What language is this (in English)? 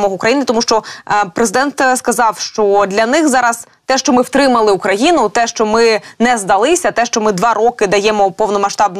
Ukrainian